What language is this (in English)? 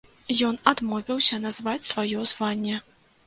Belarusian